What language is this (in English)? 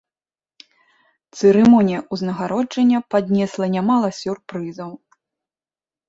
Belarusian